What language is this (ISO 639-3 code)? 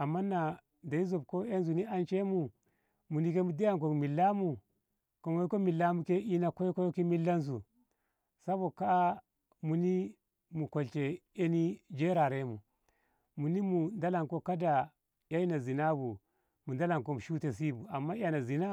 nbh